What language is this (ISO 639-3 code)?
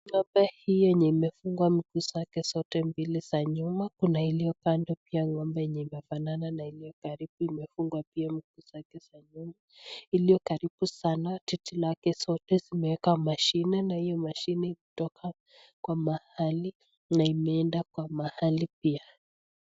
swa